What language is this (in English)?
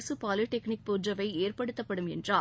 Tamil